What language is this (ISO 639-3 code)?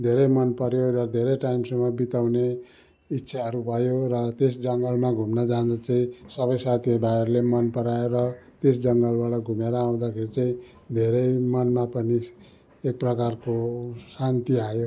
nep